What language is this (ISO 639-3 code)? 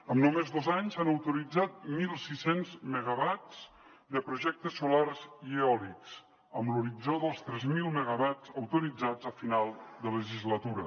cat